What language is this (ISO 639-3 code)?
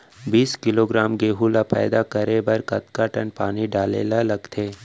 hne